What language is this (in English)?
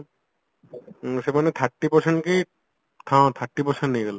Odia